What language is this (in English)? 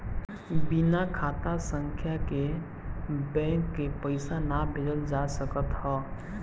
Bhojpuri